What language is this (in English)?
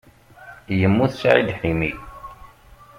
Kabyle